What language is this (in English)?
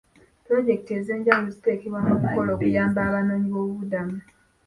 Ganda